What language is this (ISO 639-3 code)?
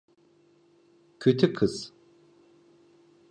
tur